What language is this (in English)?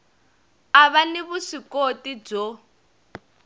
Tsonga